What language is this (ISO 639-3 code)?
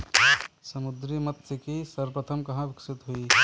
hin